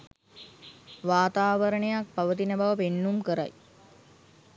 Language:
Sinhala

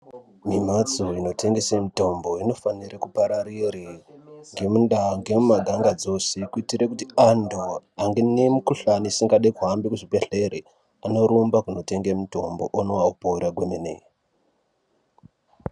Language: Ndau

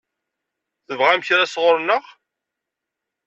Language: Kabyle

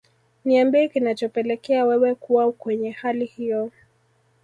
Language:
Swahili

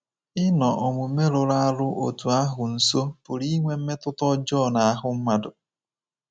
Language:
Igbo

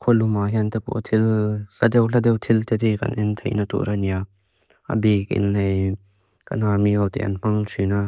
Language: Mizo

